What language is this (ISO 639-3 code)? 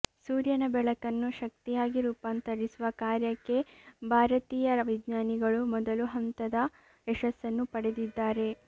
kan